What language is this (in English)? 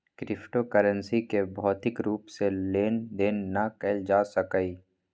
Magahi